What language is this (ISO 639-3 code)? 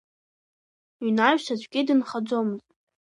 abk